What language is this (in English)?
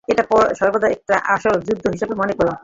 Bangla